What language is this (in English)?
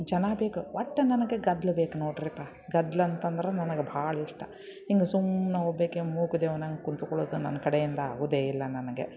Kannada